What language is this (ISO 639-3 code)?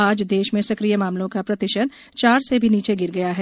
hin